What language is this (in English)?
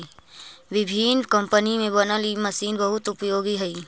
Magahi